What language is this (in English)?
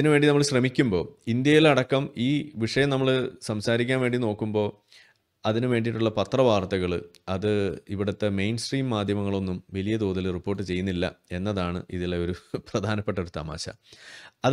Malayalam